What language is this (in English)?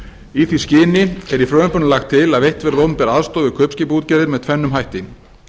Icelandic